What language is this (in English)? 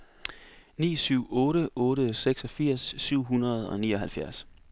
Danish